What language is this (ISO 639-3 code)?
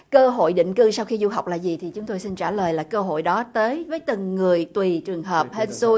vie